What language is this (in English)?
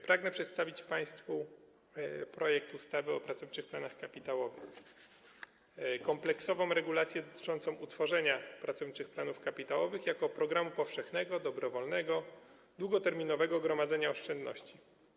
Polish